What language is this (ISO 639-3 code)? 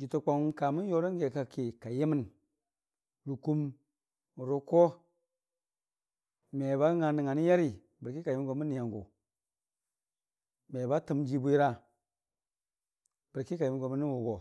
cfa